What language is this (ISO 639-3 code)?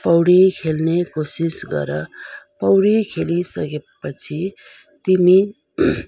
nep